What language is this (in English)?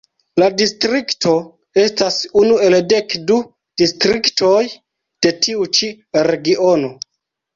Esperanto